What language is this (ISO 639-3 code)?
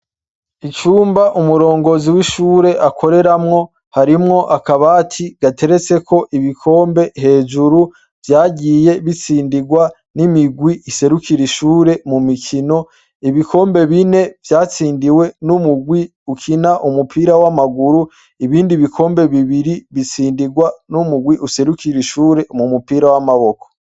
run